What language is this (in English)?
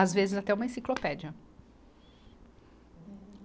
Portuguese